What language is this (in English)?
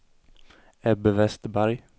Swedish